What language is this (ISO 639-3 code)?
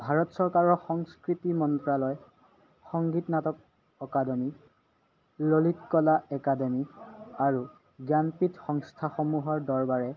asm